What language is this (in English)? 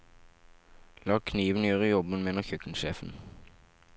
Norwegian